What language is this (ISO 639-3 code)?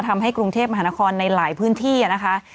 tha